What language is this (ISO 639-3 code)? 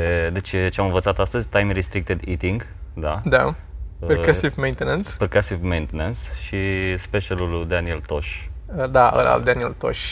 ron